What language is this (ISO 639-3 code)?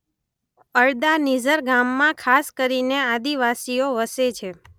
guj